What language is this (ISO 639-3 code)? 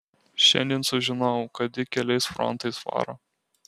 lit